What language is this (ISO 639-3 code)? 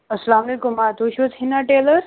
kas